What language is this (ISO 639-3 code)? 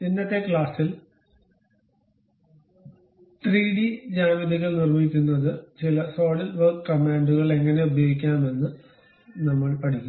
mal